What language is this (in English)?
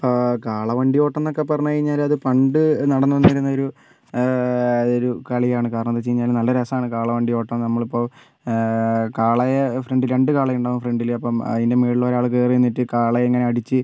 Malayalam